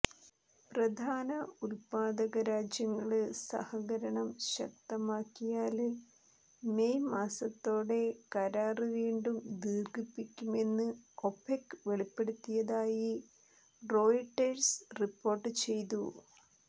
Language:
Malayalam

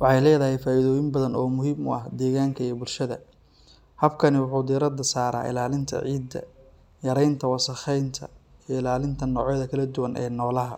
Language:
Somali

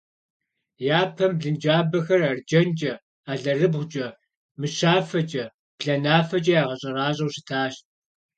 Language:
Kabardian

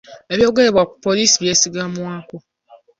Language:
Ganda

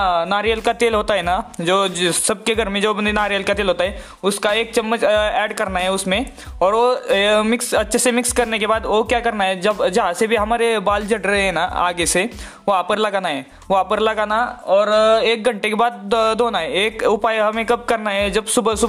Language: Hindi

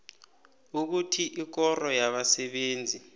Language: South Ndebele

